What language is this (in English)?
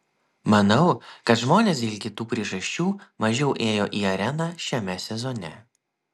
Lithuanian